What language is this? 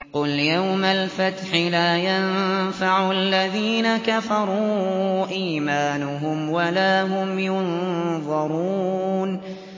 Arabic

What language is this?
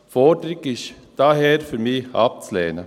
Swiss German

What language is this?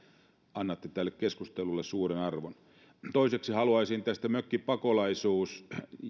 Finnish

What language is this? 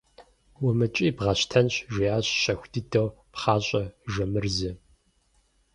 Kabardian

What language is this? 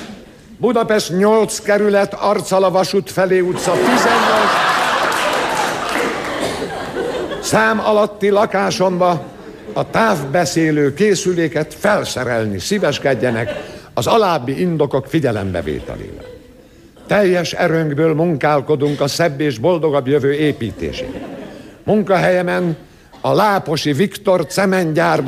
Hungarian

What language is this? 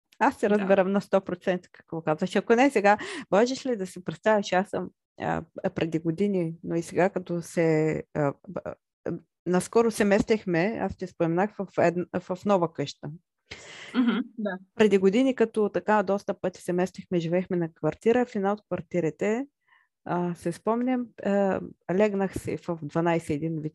Bulgarian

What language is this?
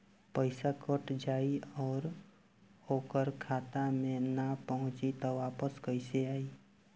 Bhojpuri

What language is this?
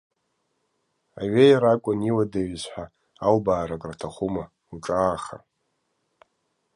Abkhazian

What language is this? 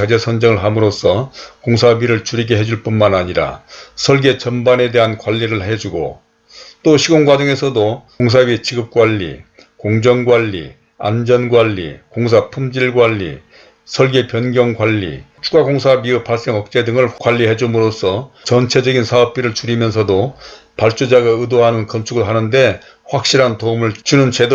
Korean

